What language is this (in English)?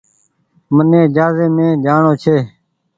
Goaria